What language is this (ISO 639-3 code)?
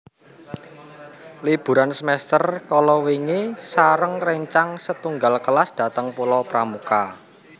jav